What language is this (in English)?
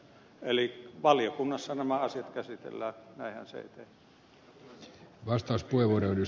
Finnish